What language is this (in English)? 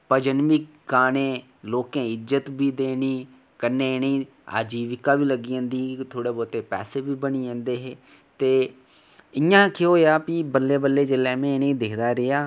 Dogri